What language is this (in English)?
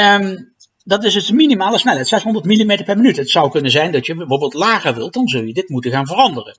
Dutch